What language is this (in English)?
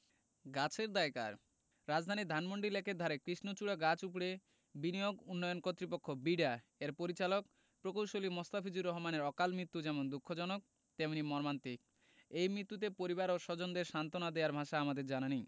Bangla